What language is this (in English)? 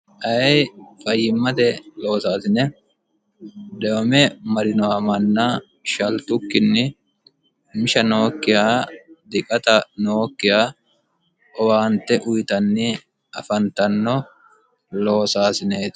Sidamo